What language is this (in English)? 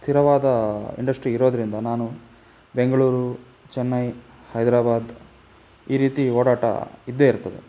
Kannada